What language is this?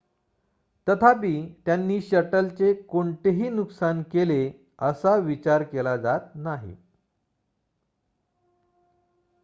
Marathi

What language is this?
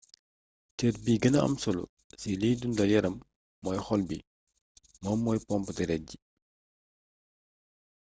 Wolof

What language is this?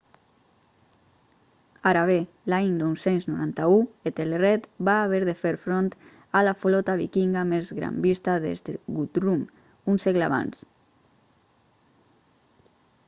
Catalan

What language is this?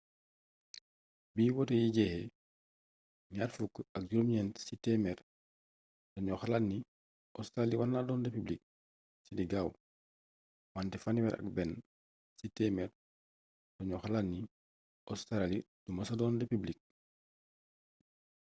Wolof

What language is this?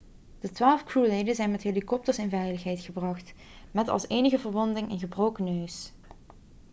Dutch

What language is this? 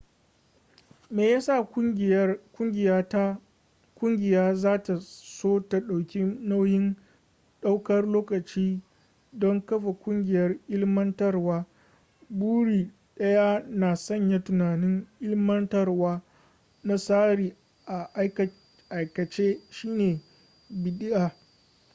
Hausa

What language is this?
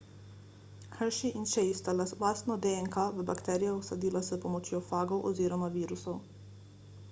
Slovenian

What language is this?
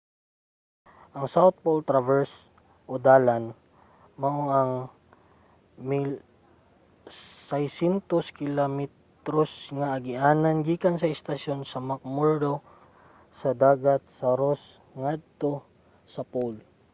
Cebuano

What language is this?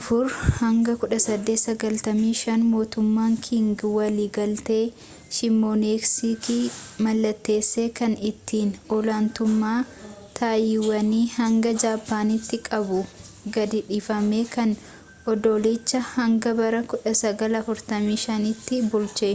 Oromo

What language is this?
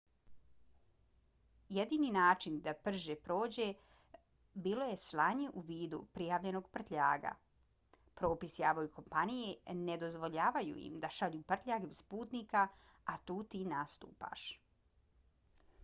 Bosnian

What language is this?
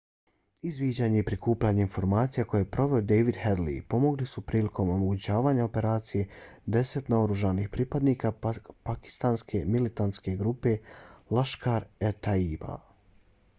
Bosnian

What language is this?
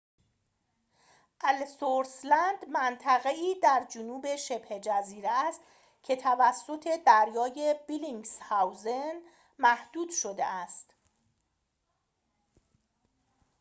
Persian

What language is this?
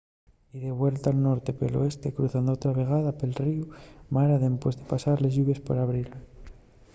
Asturian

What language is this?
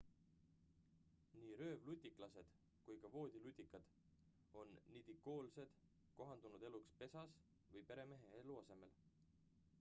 Estonian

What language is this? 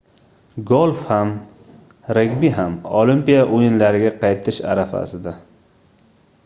Uzbek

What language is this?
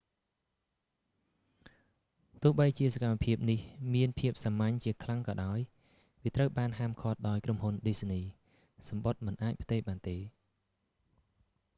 Khmer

